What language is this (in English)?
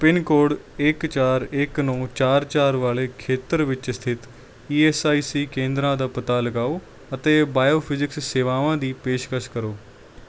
Punjabi